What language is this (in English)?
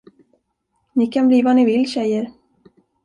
Swedish